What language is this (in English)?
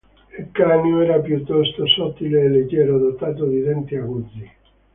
Italian